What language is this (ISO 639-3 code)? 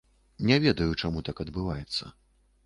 bel